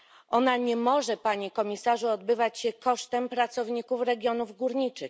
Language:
Polish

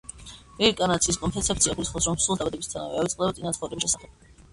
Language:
Georgian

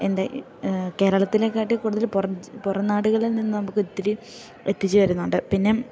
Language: Malayalam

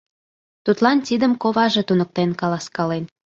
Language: Mari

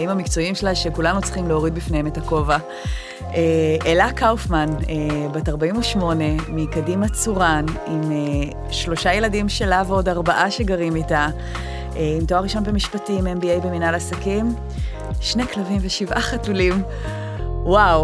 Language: Hebrew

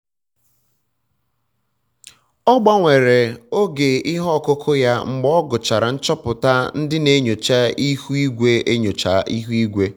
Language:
Igbo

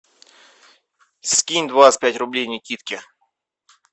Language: Russian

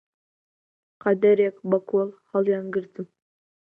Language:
Central Kurdish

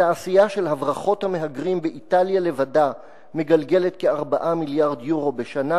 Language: Hebrew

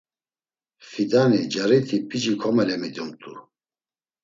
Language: Laz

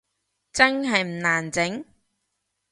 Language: Cantonese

